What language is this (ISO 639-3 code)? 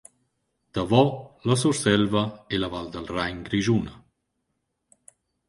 roh